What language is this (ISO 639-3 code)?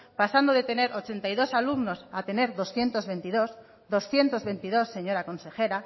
spa